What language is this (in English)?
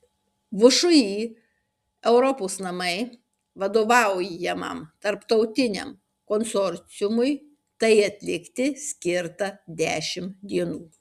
Lithuanian